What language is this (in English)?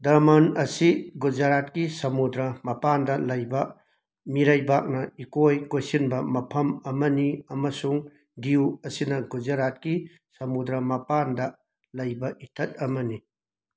Manipuri